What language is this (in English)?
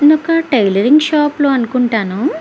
Telugu